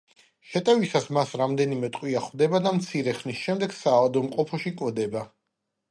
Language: Georgian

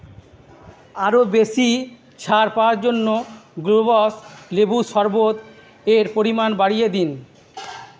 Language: Bangla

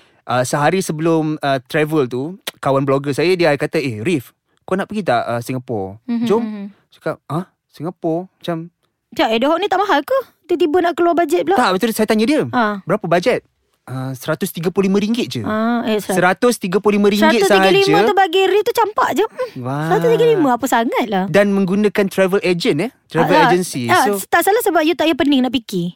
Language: Malay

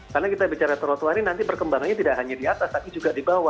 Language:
Indonesian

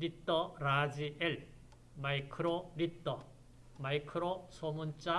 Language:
Korean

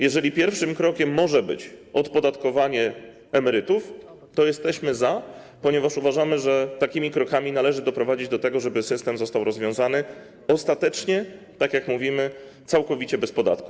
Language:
Polish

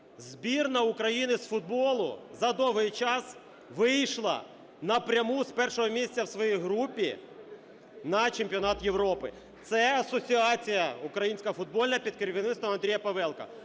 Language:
Ukrainian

